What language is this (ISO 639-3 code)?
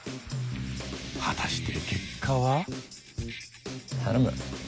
jpn